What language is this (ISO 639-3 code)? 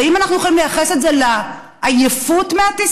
heb